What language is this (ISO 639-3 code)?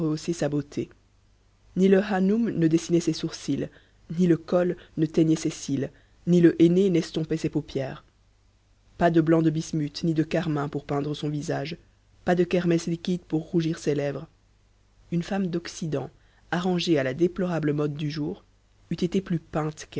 fra